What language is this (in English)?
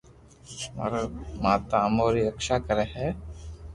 Loarki